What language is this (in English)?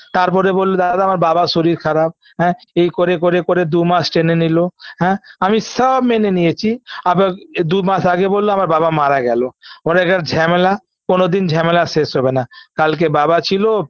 Bangla